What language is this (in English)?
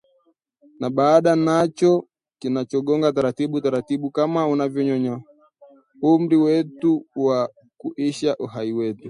Swahili